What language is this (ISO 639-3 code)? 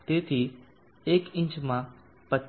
guj